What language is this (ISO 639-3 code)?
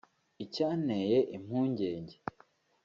kin